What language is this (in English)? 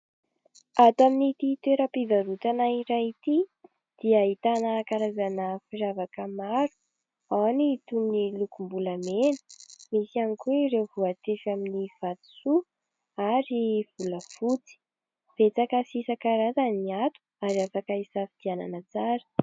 Malagasy